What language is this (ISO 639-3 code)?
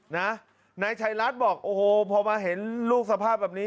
tha